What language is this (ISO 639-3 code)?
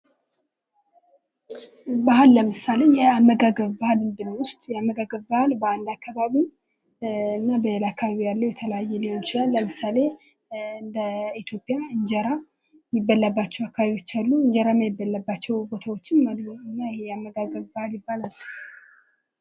amh